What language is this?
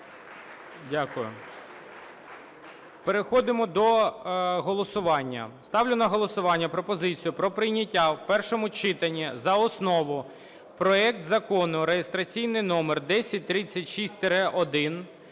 Ukrainian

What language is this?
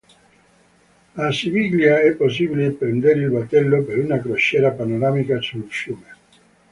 Italian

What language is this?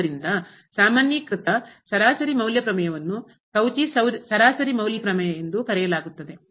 Kannada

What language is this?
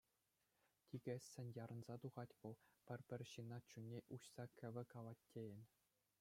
Chuvash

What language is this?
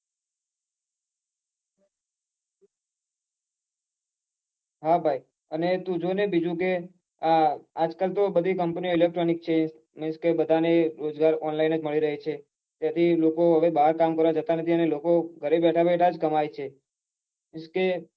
Gujarati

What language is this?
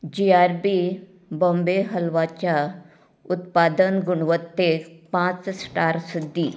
Konkani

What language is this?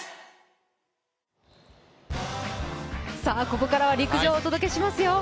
Japanese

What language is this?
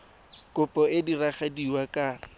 Tswana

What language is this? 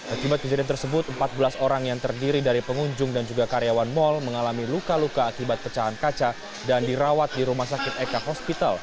Indonesian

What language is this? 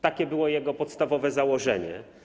Polish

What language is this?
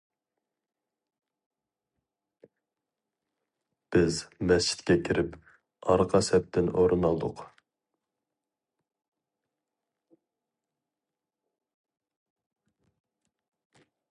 Uyghur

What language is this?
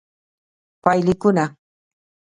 Pashto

